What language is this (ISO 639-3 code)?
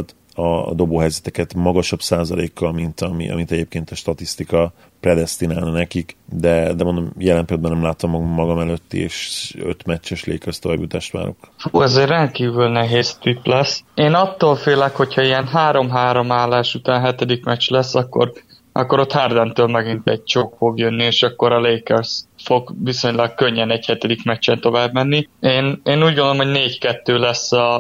hun